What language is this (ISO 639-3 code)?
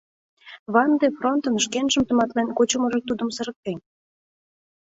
chm